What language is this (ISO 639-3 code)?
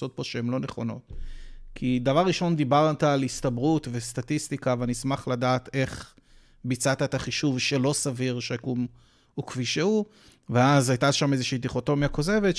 heb